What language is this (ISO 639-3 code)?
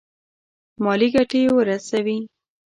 pus